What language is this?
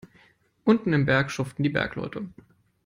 German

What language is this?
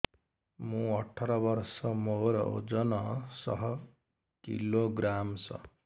Odia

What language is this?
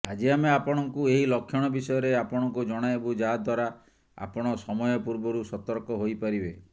Odia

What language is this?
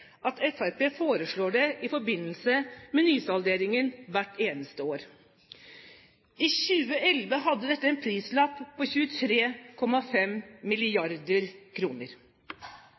Norwegian Bokmål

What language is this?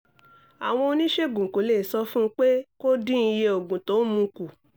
Yoruba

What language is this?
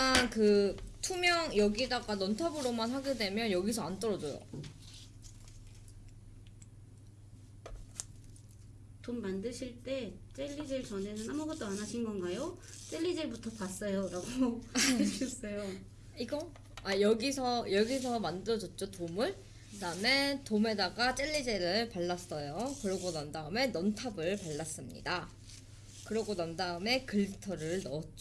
Korean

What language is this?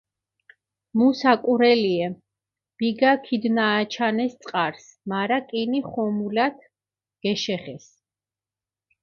Mingrelian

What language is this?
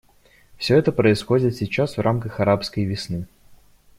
Russian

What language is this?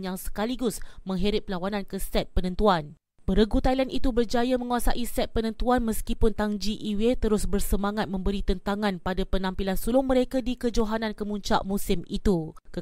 Malay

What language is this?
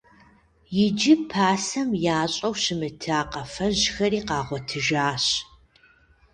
Kabardian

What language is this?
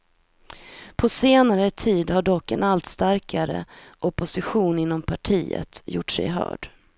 Swedish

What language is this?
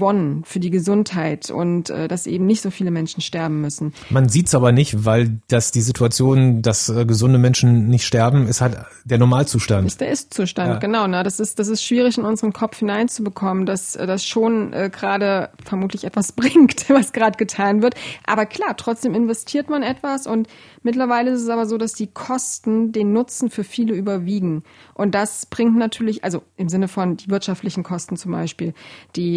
German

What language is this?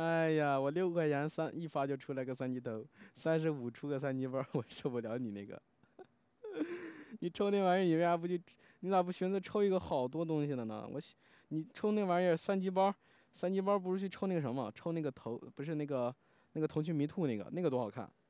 Chinese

